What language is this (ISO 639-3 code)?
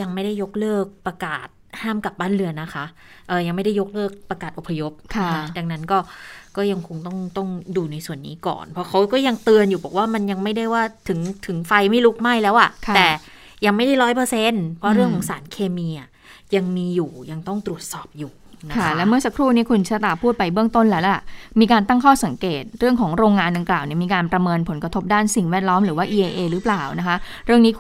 tha